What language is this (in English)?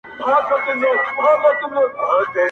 Pashto